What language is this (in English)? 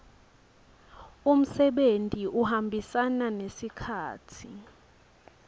Swati